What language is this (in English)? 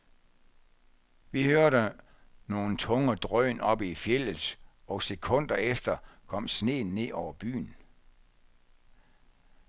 Danish